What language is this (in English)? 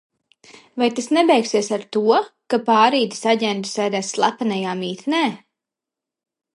Latvian